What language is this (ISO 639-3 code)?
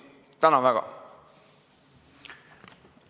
est